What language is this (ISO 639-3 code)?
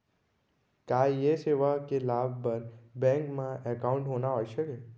hne